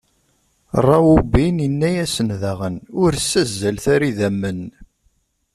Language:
Kabyle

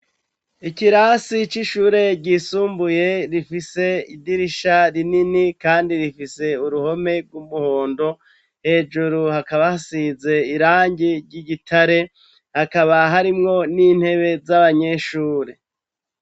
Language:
Rundi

